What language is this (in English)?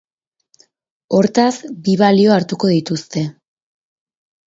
Basque